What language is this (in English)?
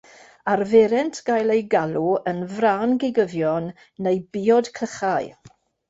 Welsh